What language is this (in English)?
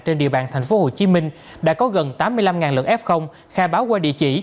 Vietnamese